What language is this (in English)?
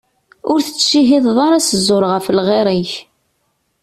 Kabyle